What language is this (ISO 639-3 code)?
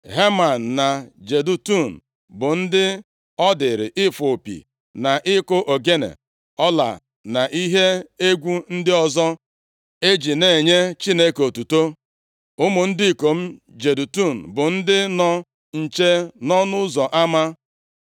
ibo